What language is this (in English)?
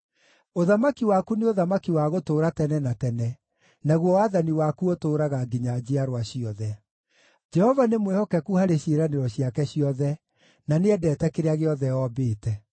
Kikuyu